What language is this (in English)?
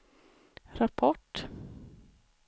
Swedish